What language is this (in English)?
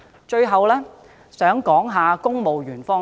Cantonese